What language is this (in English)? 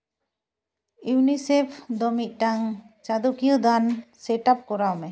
Santali